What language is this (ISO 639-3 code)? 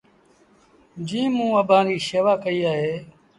sbn